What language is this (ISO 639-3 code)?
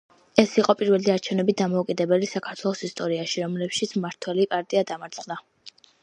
kat